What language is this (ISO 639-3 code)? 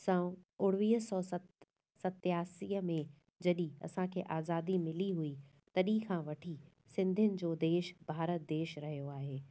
snd